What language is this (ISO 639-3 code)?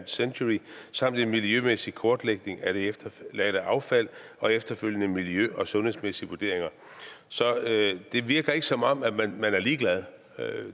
dan